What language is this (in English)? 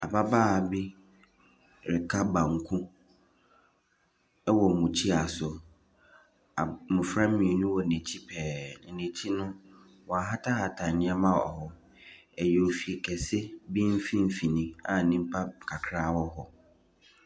Akan